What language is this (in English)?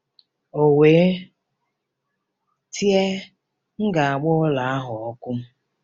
Igbo